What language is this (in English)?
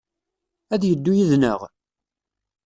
Kabyle